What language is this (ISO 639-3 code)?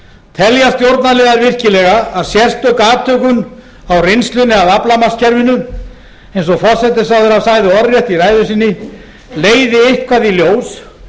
isl